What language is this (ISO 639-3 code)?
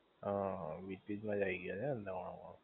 guj